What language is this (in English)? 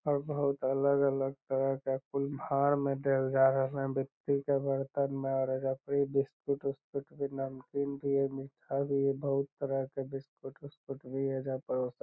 Magahi